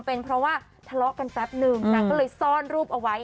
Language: Thai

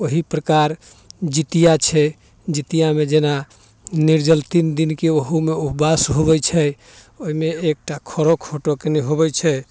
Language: Maithili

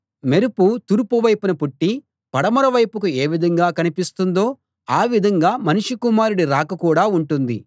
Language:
Telugu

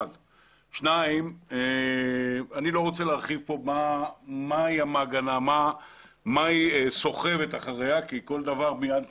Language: Hebrew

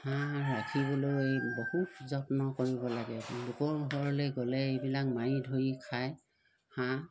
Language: Assamese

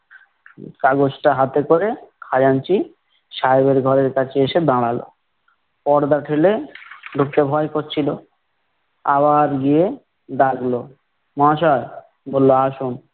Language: Bangla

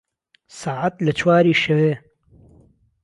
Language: Central Kurdish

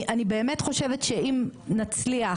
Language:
Hebrew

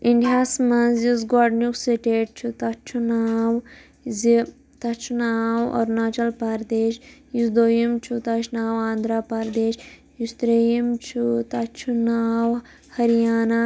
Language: Kashmiri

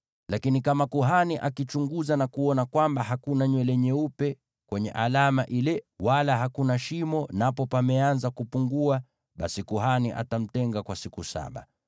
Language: Swahili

